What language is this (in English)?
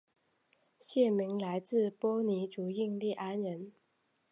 Chinese